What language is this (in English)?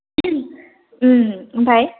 Bodo